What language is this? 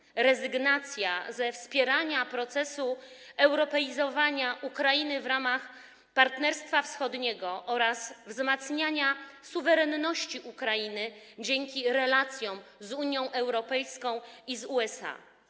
Polish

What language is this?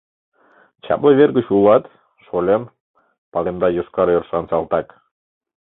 Mari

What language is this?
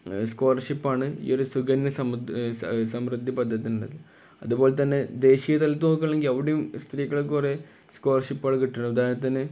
Malayalam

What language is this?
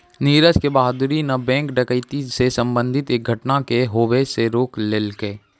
Maithili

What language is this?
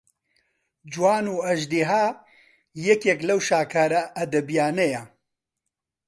Central Kurdish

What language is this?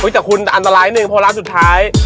Thai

